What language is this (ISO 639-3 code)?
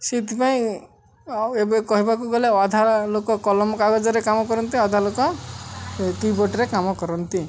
ori